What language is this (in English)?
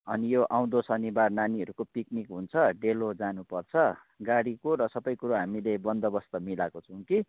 Nepali